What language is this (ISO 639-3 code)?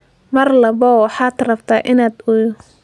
som